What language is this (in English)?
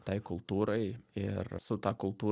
Lithuanian